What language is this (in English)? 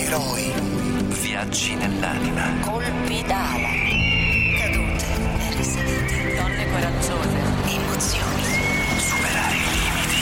Italian